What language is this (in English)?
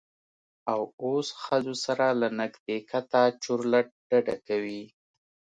Pashto